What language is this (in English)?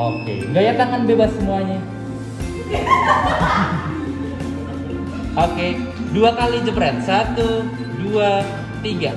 Indonesian